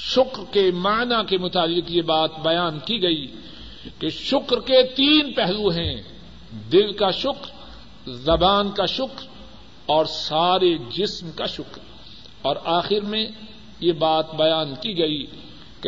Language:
Urdu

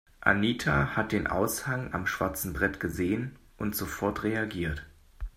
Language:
German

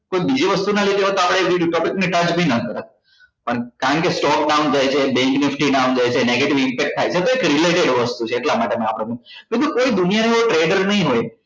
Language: Gujarati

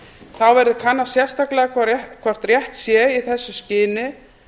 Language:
Icelandic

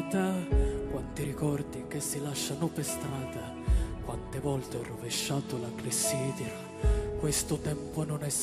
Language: Italian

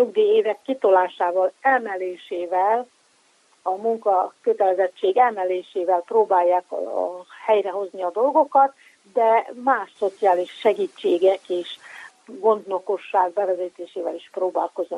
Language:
Hungarian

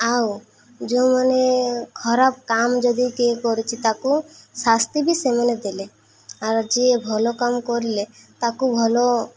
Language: Odia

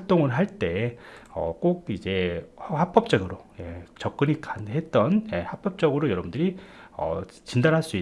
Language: Korean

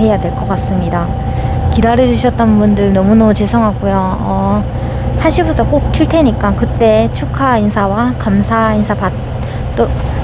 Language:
Korean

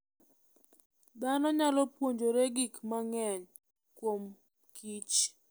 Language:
Luo (Kenya and Tanzania)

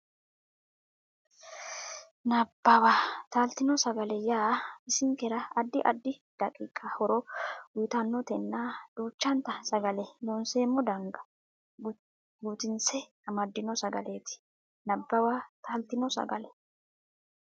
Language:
Sidamo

